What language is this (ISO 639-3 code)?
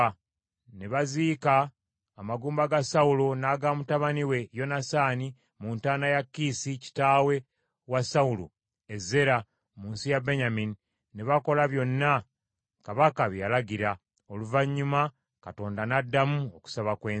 lug